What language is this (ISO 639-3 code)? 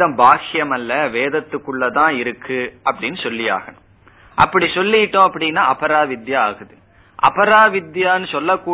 tam